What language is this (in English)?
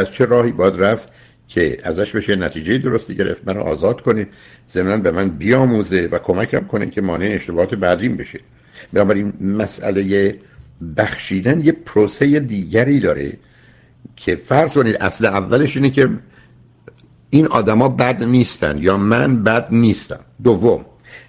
Persian